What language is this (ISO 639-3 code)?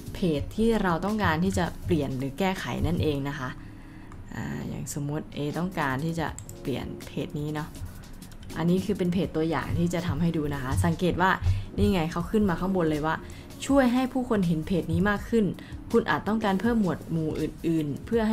tha